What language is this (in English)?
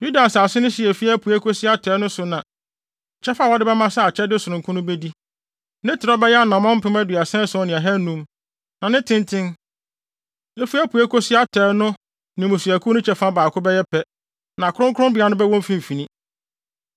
Akan